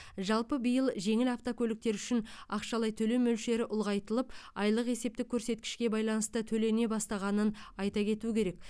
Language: Kazakh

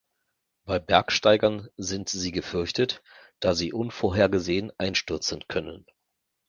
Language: German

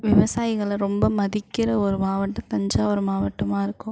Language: Tamil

